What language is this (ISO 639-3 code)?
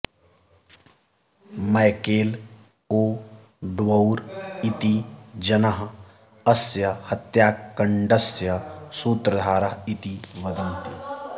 san